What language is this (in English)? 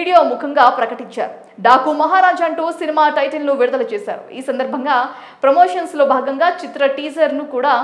Telugu